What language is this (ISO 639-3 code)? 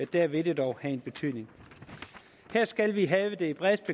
dan